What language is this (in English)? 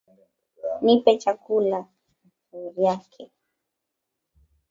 Swahili